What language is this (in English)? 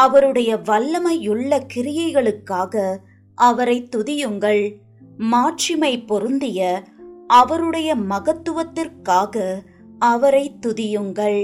Tamil